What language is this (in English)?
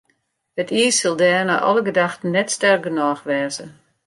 Western Frisian